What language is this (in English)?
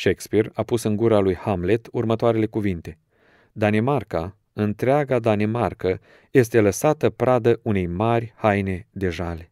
Romanian